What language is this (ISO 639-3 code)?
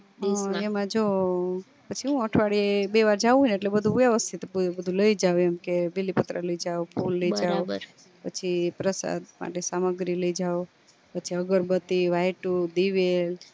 guj